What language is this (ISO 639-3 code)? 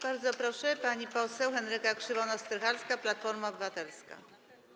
pol